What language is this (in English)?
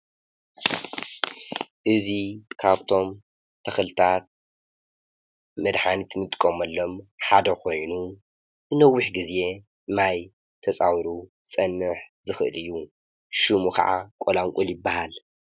Tigrinya